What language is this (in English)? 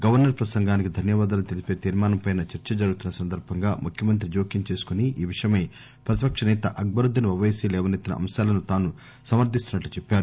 Telugu